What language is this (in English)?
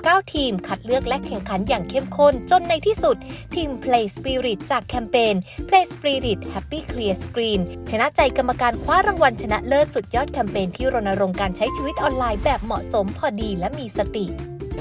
Thai